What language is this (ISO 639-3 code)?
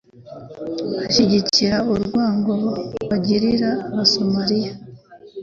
kin